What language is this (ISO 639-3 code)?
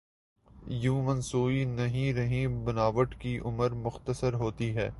urd